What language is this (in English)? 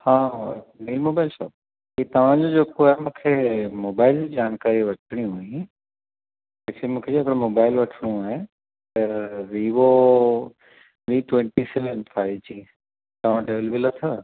Sindhi